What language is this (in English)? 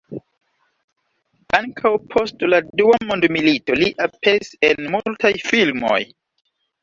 Esperanto